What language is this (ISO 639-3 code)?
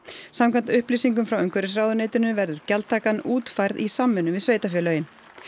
isl